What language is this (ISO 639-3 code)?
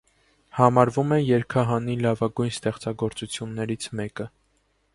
hye